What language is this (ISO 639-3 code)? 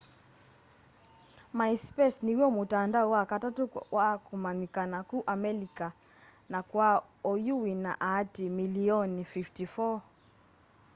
kam